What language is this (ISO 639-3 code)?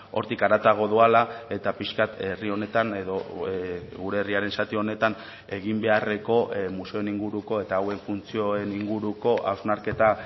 eus